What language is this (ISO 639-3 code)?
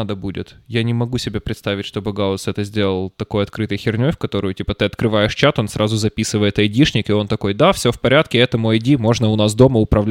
rus